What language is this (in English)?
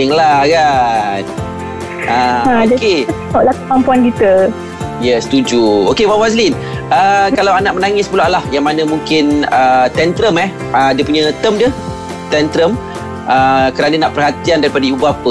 Malay